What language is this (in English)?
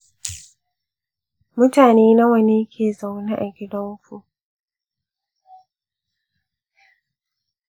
Hausa